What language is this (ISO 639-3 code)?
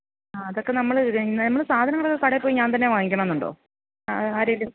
mal